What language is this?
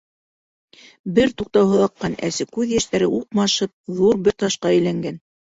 Bashkir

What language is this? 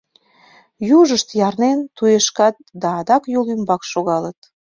Mari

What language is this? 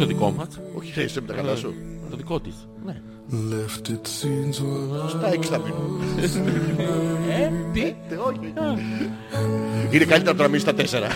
Greek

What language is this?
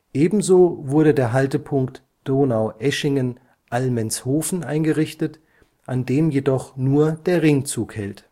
German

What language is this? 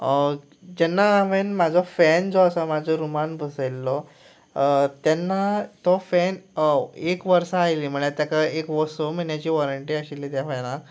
Konkani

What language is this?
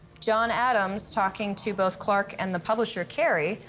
English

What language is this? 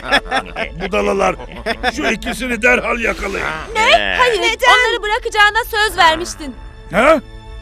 Turkish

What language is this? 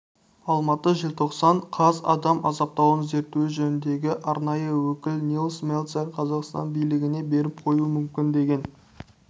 Kazakh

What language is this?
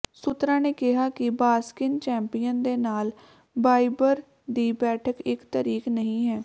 Punjabi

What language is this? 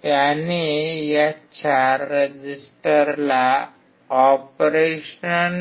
Marathi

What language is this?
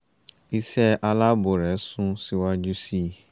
Yoruba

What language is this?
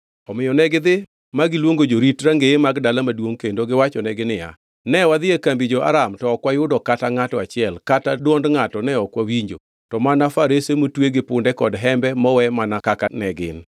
Luo (Kenya and Tanzania)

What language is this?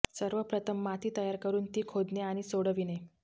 Marathi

